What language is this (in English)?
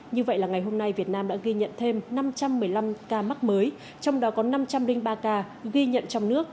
Vietnamese